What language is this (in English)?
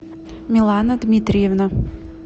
Russian